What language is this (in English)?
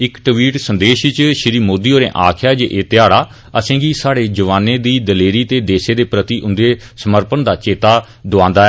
Dogri